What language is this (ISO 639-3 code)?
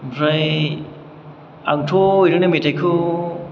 brx